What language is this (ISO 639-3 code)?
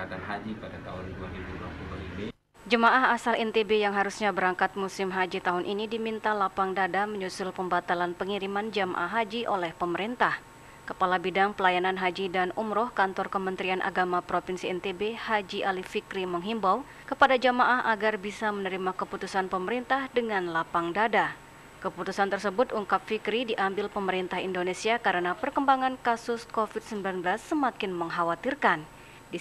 ind